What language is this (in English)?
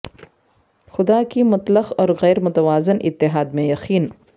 Urdu